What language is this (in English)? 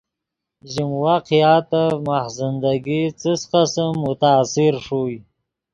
Yidgha